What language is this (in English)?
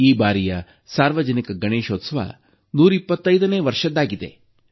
Kannada